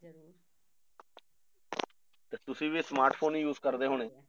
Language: Punjabi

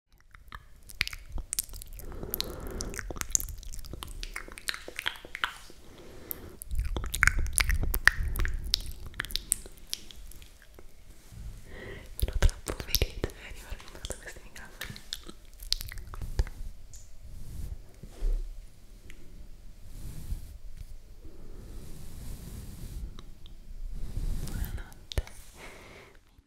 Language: Italian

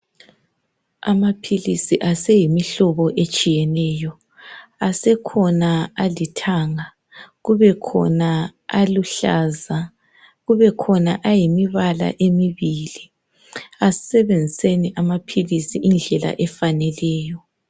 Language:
North Ndebele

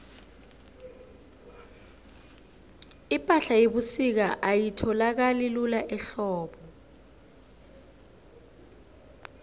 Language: South Ndebele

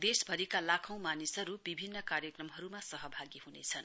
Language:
Nepali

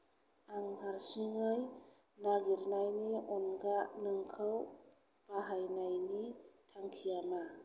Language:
Bodo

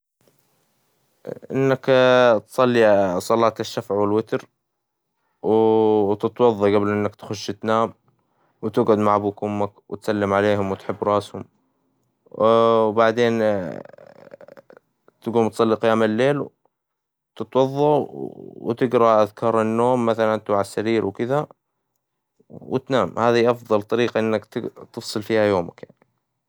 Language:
Hijazi Arabic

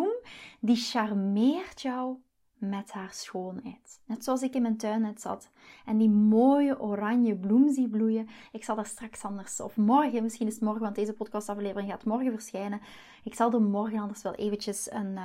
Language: Dutch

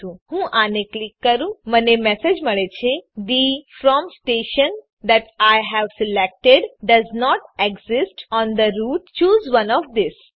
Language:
Gujarati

